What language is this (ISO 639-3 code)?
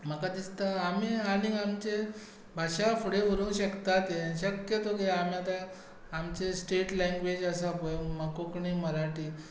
kok